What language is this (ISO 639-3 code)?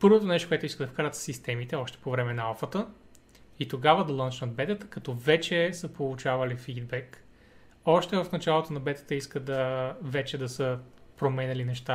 bul